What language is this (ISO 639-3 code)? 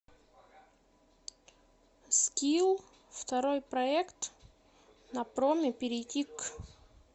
rus